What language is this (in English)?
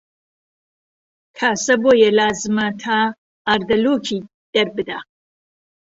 Central Kurdish